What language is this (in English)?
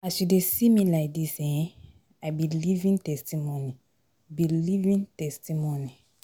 Nigerian Pidgin